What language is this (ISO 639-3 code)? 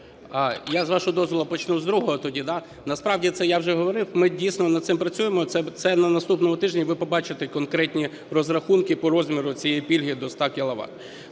ukr